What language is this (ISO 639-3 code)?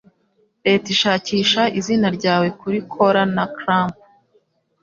kin